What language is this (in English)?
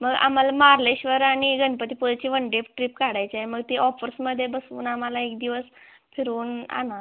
Marathi